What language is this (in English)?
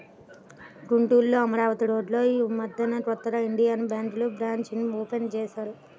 Telugu